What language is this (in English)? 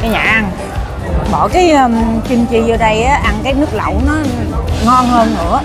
Vietnamese